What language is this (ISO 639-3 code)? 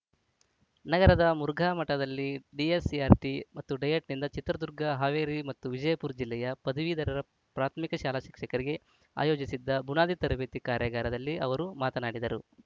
kan